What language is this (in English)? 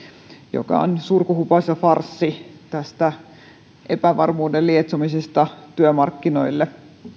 Finnish